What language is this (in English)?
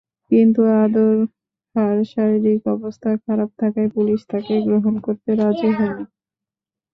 Bangla